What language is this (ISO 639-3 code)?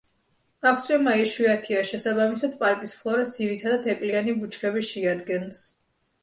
kat